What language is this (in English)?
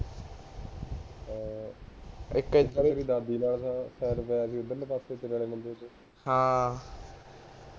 Punjabi